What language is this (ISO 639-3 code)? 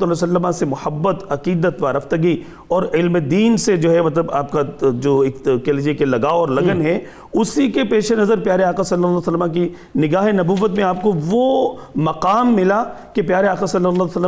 urd